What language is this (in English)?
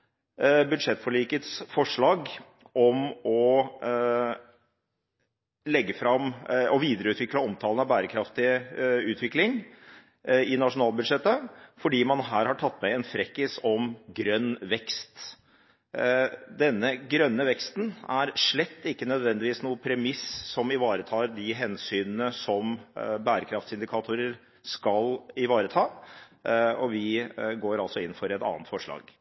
Norwegian Bokmål